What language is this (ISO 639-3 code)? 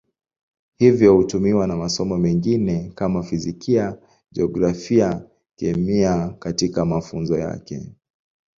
swa